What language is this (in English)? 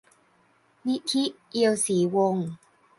Thai